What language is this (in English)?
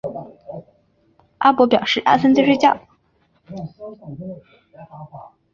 Chinese